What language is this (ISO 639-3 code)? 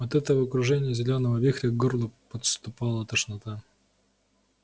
rus